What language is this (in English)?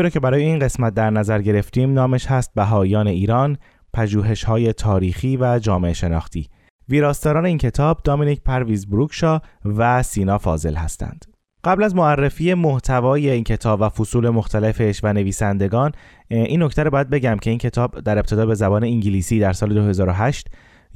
Persian